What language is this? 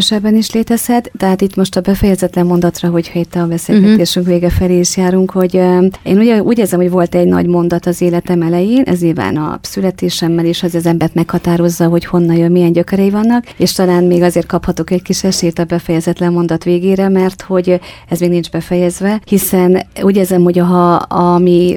Hungarian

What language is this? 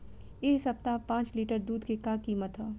Bhojpuri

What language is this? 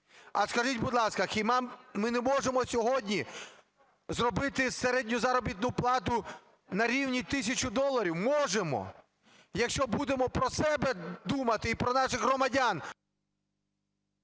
Ukrainian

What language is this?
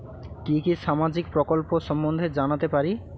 Bangla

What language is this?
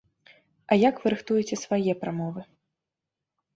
Belarusian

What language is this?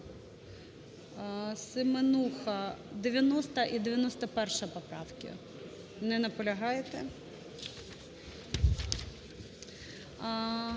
Ukrainian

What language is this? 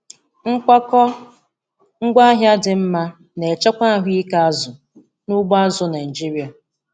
Igbo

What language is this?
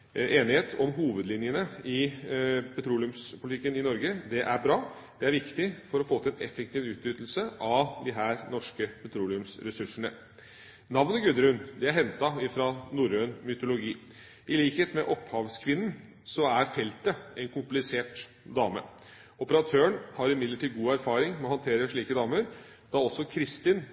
Norwegian Bokmål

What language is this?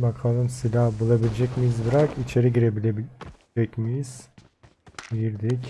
Turkish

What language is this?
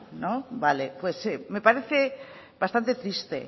Spanish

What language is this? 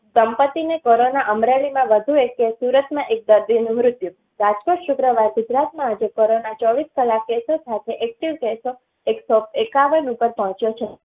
Gujarati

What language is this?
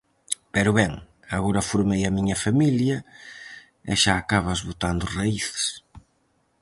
Galician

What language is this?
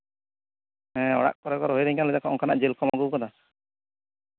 Santali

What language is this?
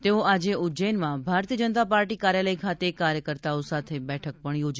Gujarati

